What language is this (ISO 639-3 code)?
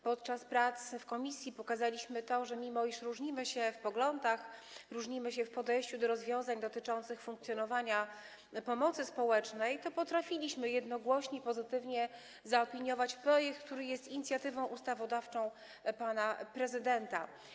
pol